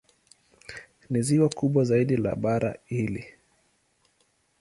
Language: Swahili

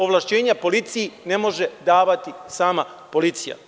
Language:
Serbian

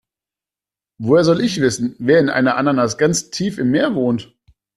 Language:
German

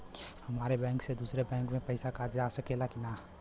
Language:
Bhojpuri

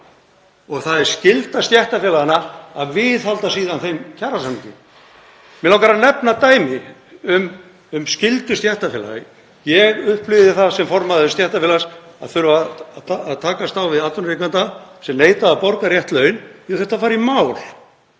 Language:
Icelandic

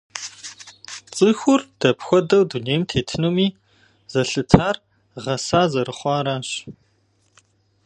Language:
Kabardian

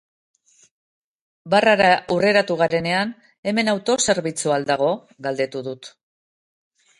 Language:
Basque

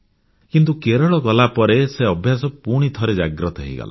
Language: Odia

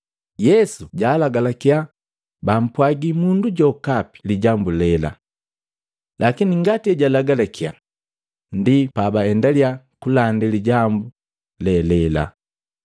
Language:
Matengo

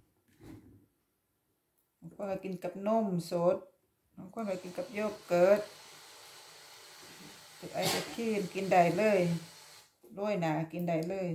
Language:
Thai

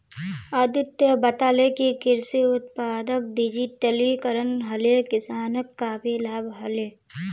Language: Magahi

